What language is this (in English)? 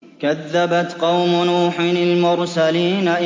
Arabic